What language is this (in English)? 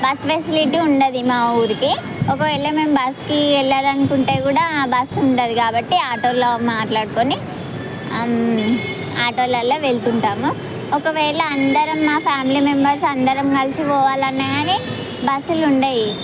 Telugu